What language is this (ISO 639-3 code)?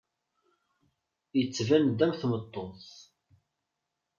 kab